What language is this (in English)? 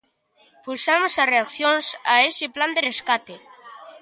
Galician